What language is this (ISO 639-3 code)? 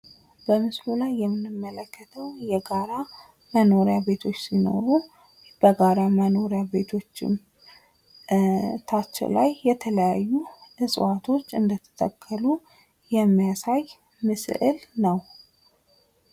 amh